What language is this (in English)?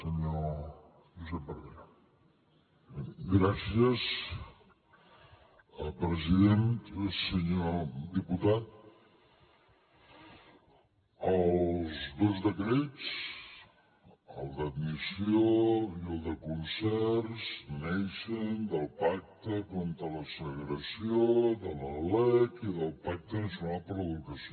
Catalan